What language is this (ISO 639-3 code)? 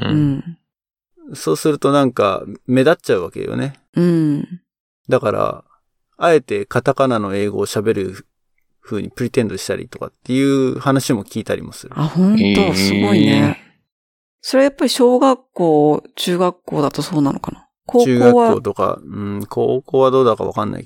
jpn